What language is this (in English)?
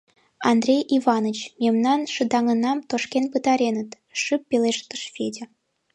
Mari